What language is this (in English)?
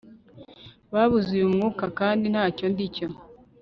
Kinyarwanda